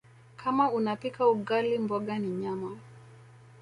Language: Swahili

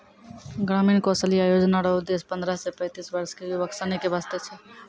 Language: Maithili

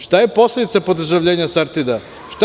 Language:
Serbian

